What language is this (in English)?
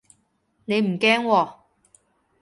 Cantonese